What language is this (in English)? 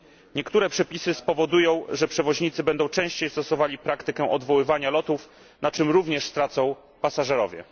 Polish